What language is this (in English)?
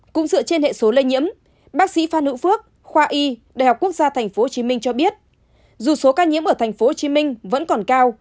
Vietnamese